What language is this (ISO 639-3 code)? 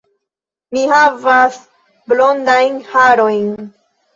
epo